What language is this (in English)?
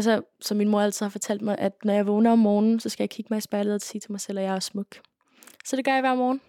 Danish